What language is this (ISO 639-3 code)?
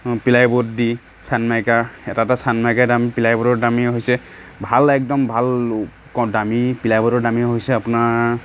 asm